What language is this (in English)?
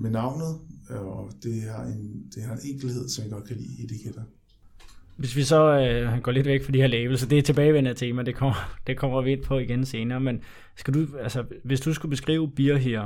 Danish